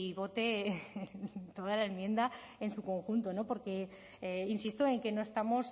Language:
Spanish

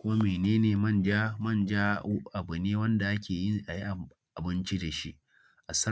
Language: Hausa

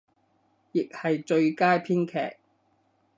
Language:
Cantonese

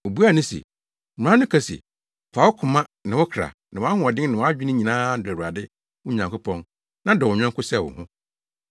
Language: Akan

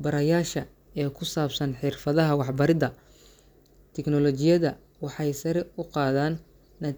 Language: Somali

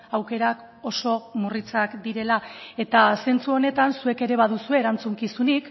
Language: Basque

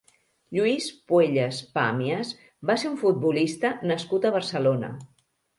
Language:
Catalan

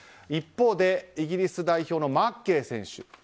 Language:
Japanese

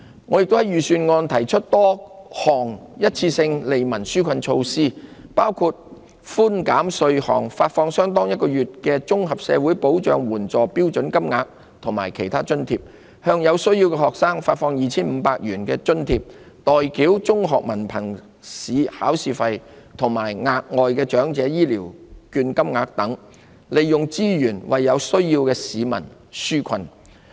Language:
Cantonese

